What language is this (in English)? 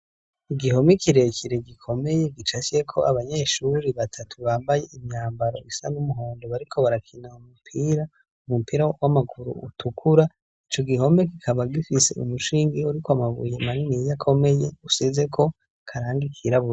Rundi